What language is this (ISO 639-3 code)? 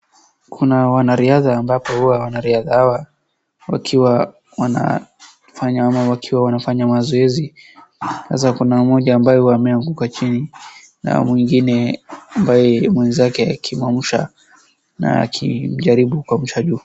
swa